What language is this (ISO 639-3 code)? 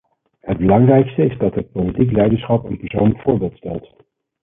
nld